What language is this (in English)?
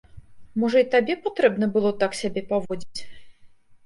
Belarusian